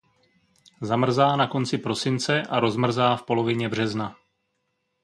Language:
Czech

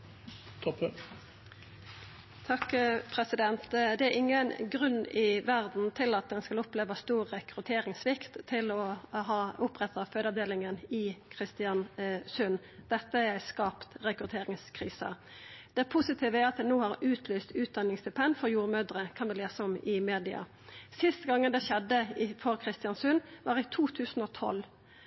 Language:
Norwegian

